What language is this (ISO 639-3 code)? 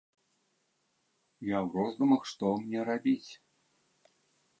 bel